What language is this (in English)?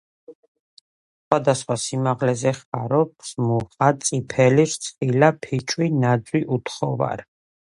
Georgian